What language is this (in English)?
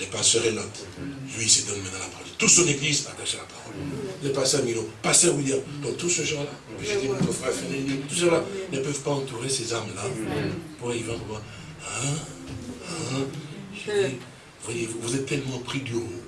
French